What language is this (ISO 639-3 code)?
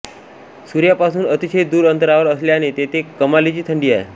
mar